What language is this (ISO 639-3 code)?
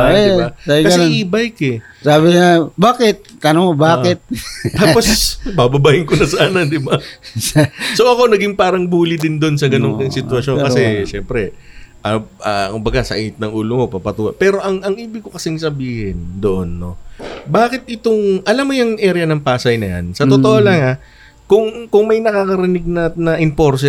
fil